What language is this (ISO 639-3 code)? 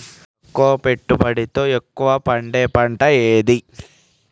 tel